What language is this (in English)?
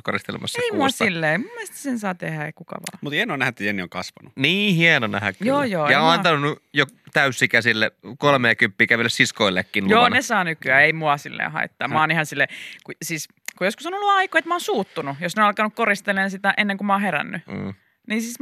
Finnish